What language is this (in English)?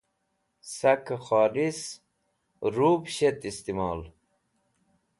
Wakhi